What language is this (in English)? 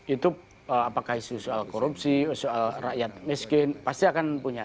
Indonesian